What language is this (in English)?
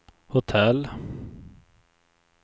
Swedish